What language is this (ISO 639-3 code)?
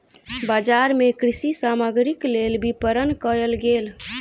mai